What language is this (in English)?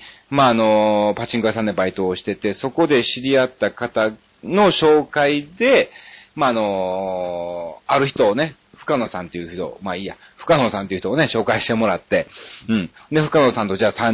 Japanese